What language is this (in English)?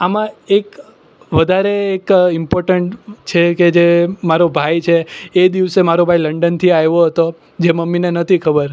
Gujarati